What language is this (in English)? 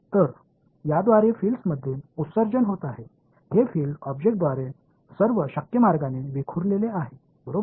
Marathi